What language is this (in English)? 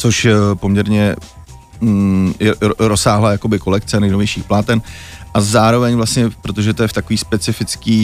Czech